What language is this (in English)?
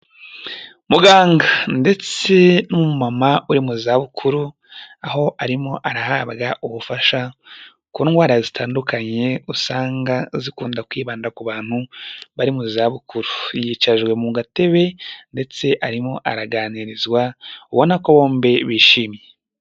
Kinyarwanda